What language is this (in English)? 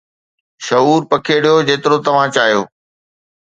Sindhi